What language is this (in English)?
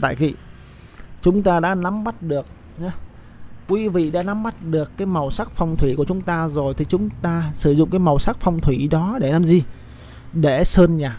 Vietnamese